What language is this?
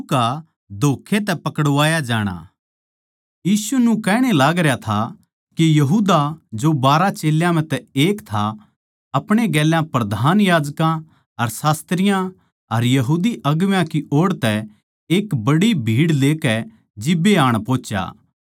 Haryanvi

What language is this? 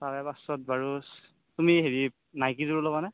Assamese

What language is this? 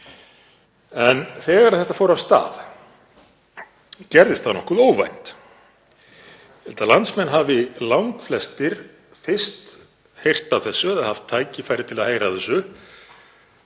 Icelandic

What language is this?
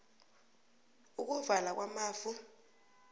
South Ndebele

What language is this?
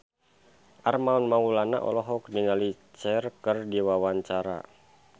Sundanese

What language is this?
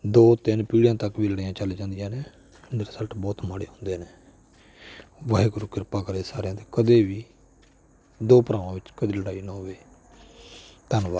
Punjabi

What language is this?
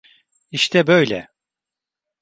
Turkish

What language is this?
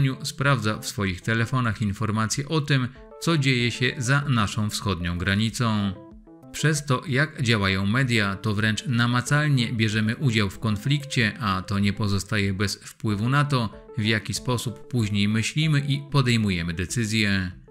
Polish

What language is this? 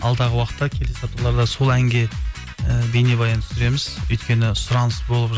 Kazakh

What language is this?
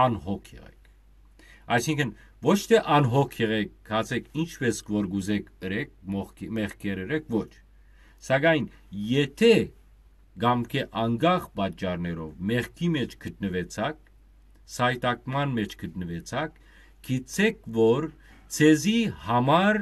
Turkish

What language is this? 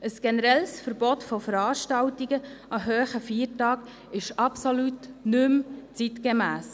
Swiss German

